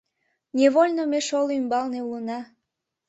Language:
Mari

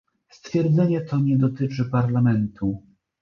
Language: Polish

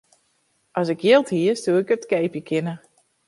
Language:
Western Frisian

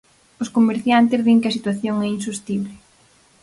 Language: Galician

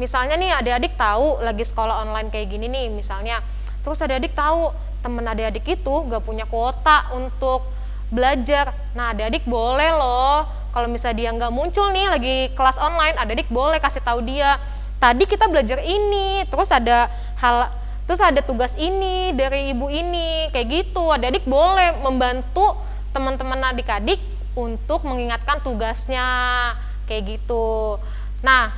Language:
Indonesian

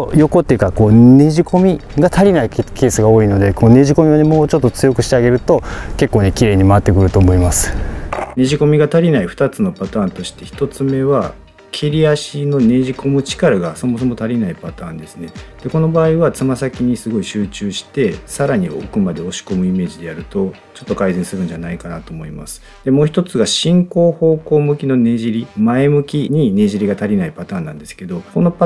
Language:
Japanese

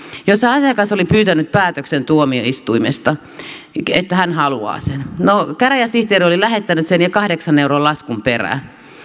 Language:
Finnish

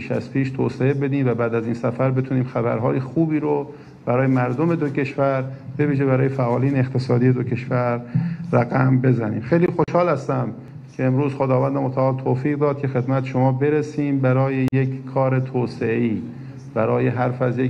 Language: Persian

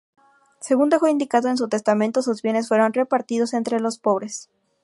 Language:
Spanish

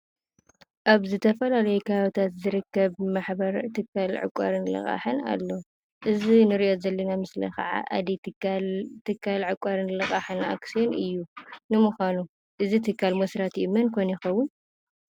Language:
Tigrinya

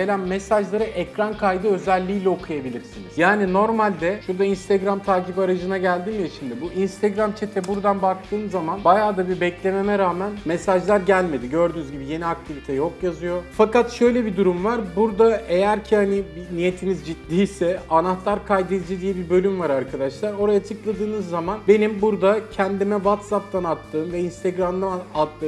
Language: Turkish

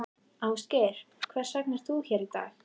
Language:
Icelandic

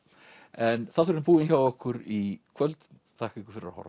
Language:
Icelandic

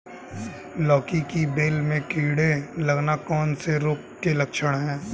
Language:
Hindi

